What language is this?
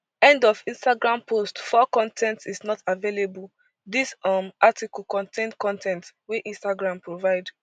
Nigerian Pidgin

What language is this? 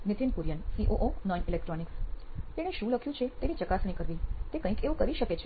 Gujarati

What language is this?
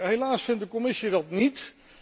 Dutch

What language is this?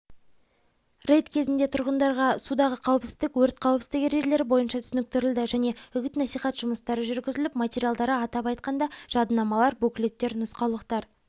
Kazakh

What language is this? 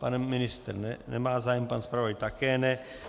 Czech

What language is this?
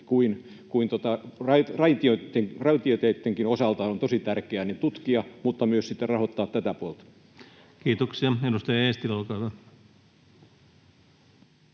Finnish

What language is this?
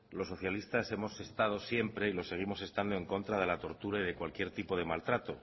Spanish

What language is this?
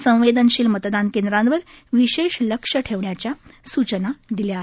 Marathi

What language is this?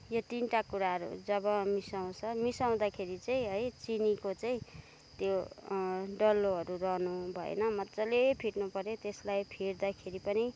Nepali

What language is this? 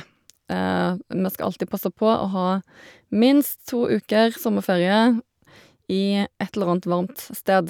Norwegian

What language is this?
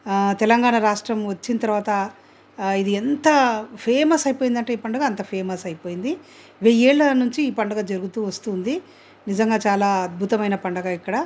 Telugu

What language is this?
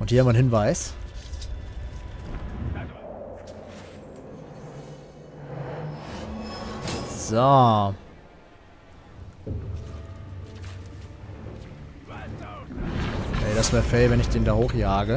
German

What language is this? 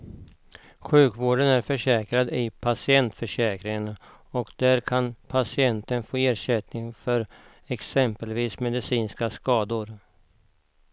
Swedish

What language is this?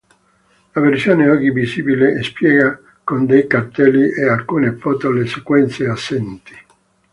Italian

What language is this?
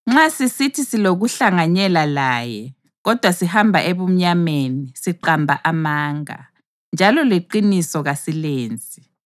North Ndebele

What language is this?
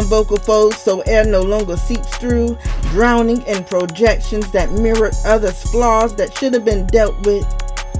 English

